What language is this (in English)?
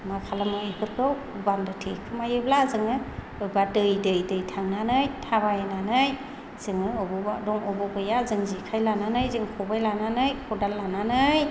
Bodo